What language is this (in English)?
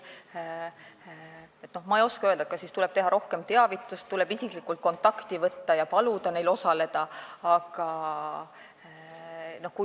Estonian